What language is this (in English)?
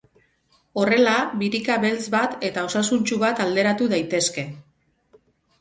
Basque